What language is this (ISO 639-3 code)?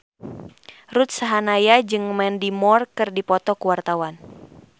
sun